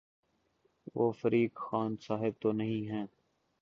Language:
Urdu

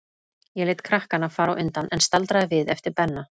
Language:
Icelandic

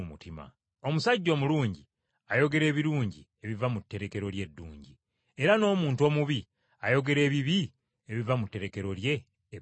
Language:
Ganda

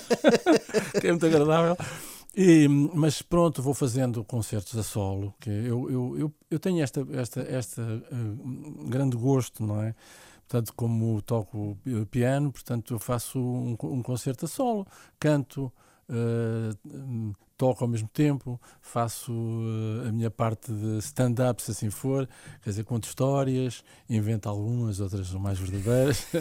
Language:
Portuguese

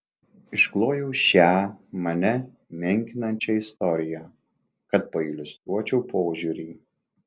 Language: Lithuanian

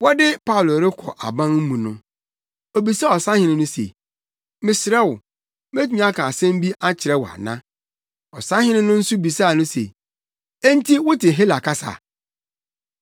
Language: Akan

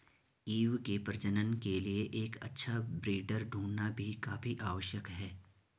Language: Hindi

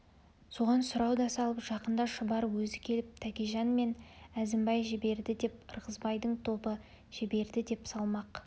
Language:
Kazakh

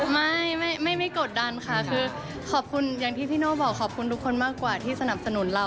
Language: Thai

